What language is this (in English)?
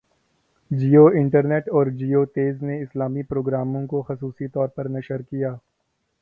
Urdu